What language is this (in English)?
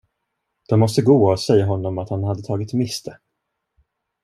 Swedish